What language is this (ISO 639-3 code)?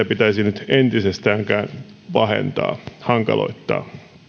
fin